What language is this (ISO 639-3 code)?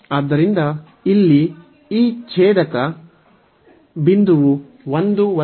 kan